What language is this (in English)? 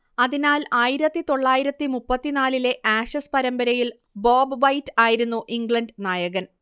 Malayalam